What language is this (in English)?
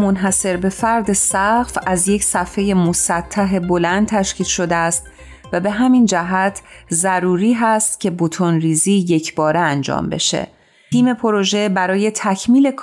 Persian